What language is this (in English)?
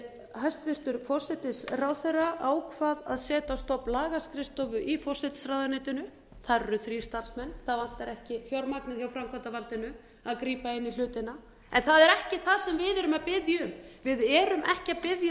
Icelandic